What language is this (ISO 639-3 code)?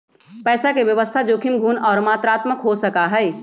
mag